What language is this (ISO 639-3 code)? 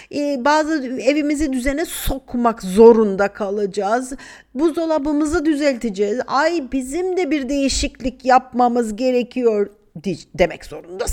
tur